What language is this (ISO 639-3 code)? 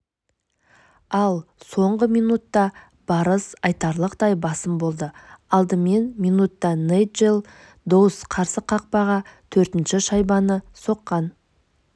kaz